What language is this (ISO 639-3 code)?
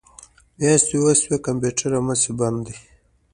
pus